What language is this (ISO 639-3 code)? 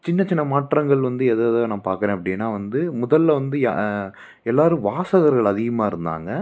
tam